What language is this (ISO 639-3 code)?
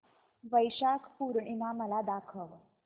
mar